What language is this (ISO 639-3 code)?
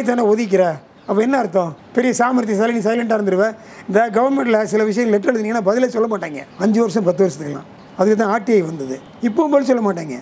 kor